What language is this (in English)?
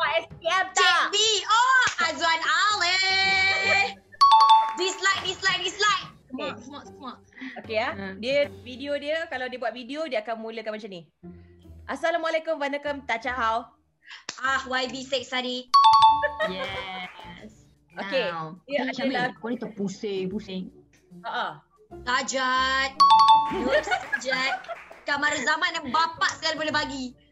Malay